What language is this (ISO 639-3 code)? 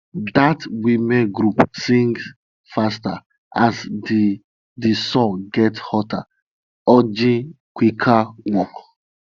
pcm